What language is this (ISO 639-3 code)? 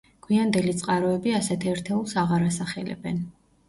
kat